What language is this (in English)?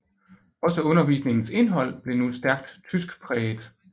Danish